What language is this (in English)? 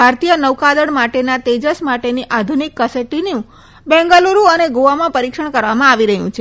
Gujarati